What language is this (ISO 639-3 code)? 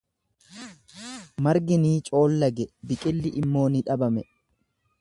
orm